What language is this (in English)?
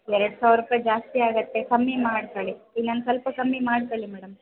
Kannada